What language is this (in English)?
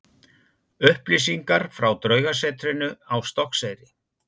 Icelandic